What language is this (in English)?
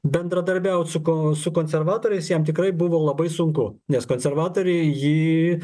Lithuanian